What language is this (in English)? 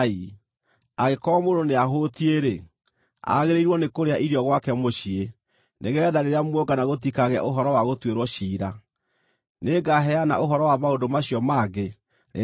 Kikuyu